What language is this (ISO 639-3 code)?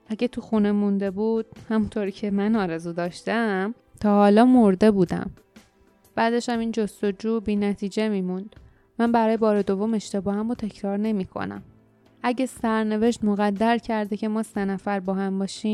fas